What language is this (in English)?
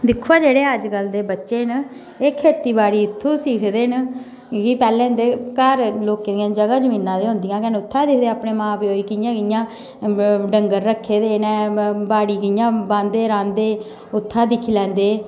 Dogri